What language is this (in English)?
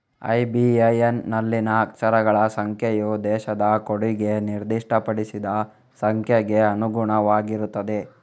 Kannada